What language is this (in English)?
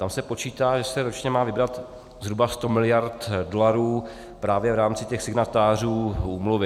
Czech